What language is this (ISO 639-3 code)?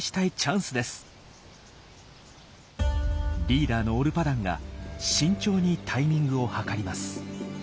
jpn